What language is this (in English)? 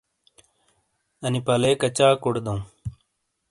Shina